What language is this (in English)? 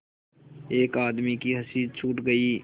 Hindi